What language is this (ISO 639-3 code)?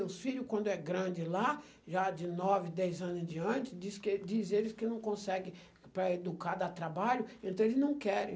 por